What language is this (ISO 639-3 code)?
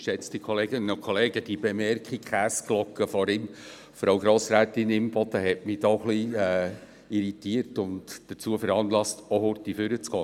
gsw